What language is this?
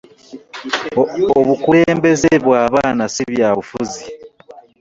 Ganda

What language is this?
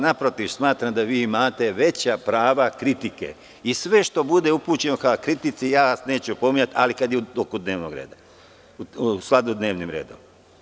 Serbian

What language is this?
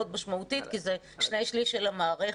Hebrew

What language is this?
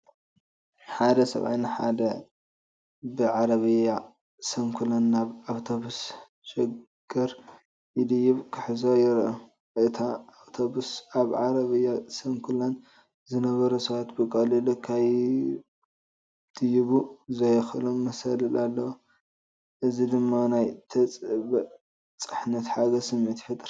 Tigrinya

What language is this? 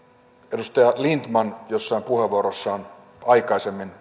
Finnish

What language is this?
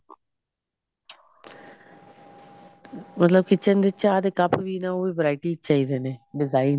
Punjabi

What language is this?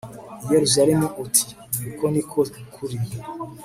Kinyarwanda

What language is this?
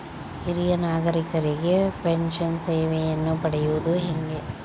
Kannada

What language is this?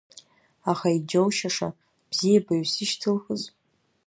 Abkhazian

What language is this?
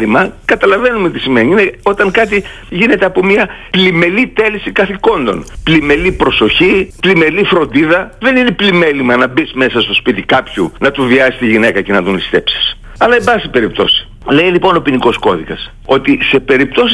Greek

